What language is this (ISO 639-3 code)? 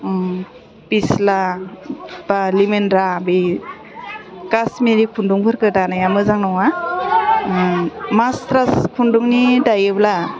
brx